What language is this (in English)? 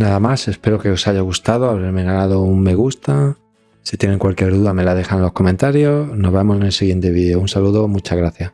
Spanish